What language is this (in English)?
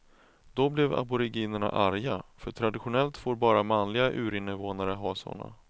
Swedish